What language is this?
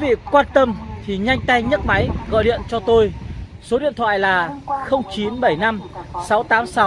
Vietnamese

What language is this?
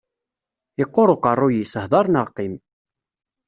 Kabyle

